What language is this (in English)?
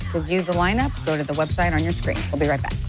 English